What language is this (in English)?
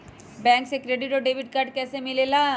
Magahi